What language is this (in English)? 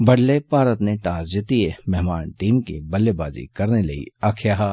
Dogri